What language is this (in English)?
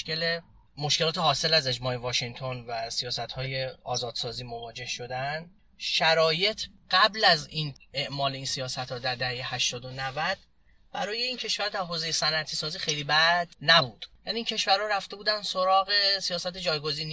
Persian